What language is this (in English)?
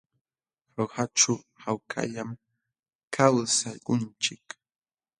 Jauja Wanca Quechua